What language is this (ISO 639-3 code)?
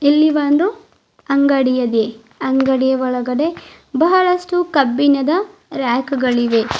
kan